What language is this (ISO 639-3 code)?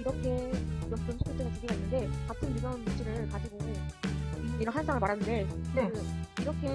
kor